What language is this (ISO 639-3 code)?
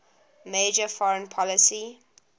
eng